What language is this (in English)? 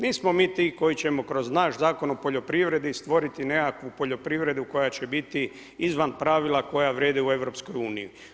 Croatian